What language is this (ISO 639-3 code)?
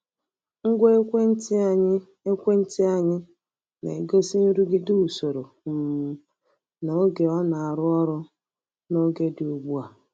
ibo